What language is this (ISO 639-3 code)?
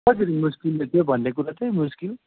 nep